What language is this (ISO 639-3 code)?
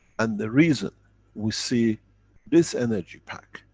eng